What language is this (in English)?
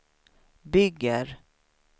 Swedish